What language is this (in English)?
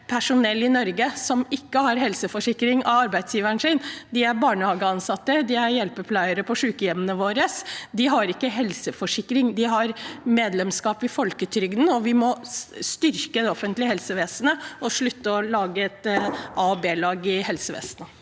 Norwegian